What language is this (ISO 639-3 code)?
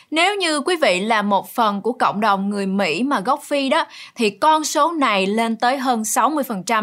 vie